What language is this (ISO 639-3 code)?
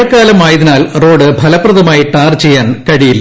mal